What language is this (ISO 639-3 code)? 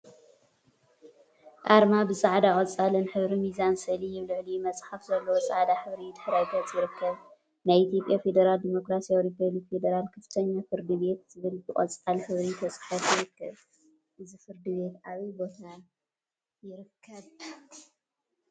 tir